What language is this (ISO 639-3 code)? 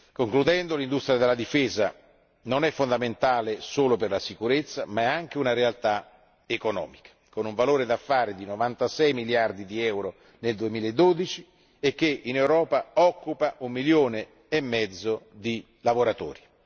ita